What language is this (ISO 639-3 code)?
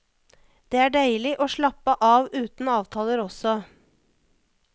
nor